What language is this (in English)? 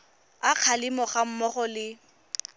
Tswana